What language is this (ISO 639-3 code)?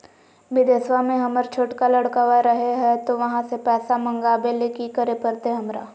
mag